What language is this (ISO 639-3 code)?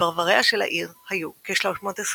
heb